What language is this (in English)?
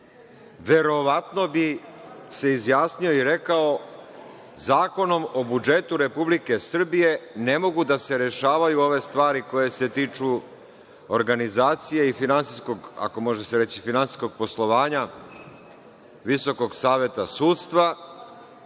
Serbian